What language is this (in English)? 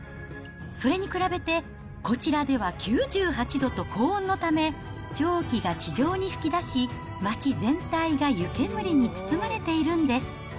Japanese